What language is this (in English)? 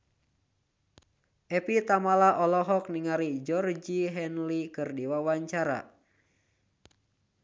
Sundanese